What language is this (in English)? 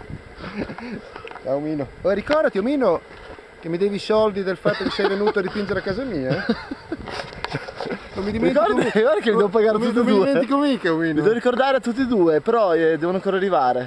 Italian